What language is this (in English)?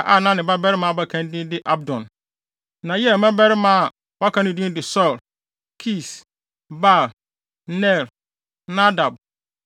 Akan